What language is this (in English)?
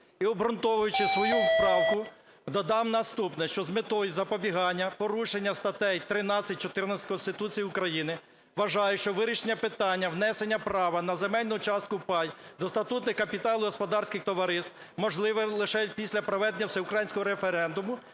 Ukrainian